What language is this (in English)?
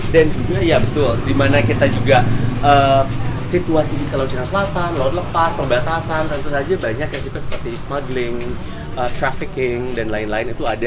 Indonesian